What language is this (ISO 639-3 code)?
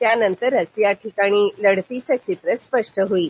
mar